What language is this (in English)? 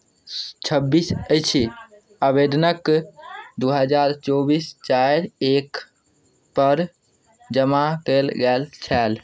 Maithili